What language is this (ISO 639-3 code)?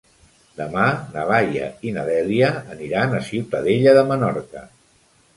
cat